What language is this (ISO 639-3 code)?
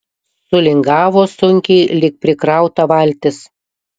lit